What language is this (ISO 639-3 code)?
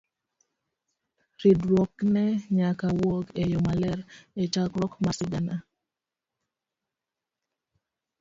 luo